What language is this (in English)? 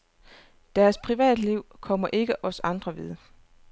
Danish